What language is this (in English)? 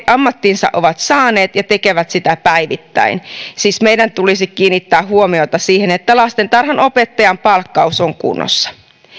Finnish